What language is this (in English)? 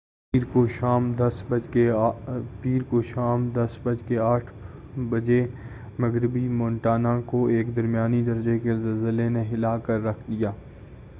Urdu